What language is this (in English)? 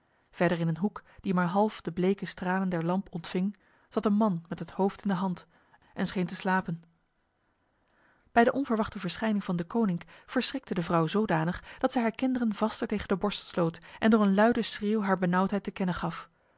Dutch